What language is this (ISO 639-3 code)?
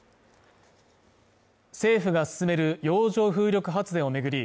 jpn